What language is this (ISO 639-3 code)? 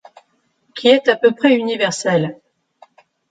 fra